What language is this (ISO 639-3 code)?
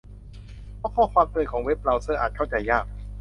tha